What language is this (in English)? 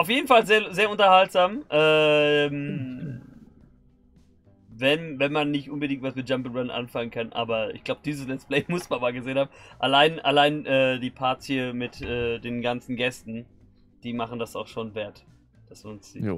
German